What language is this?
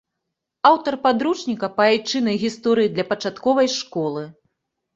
Belarusian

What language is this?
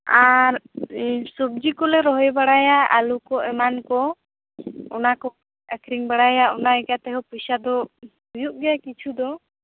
Santali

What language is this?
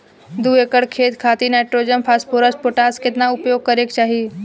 Bhojpuri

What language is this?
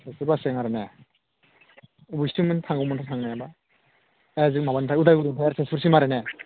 Bodo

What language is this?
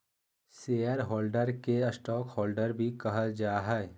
Magahi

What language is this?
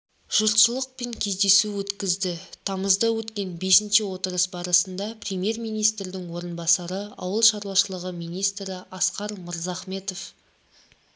Kazakh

